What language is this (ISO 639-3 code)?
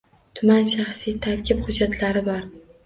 uzb